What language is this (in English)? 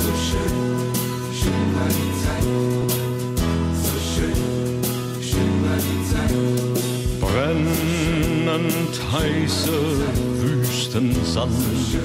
German